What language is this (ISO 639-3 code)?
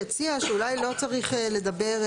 heb